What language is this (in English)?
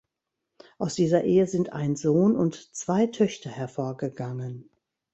German